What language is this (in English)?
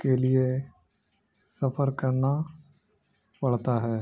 Urdu